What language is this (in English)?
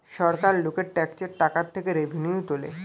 Bangla